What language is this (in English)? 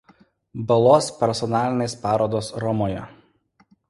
Lithuanian